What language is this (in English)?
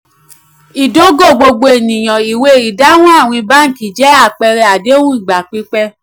Yoruba